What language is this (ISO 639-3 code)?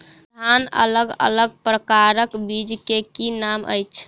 mai